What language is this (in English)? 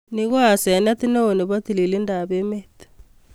Kalenjin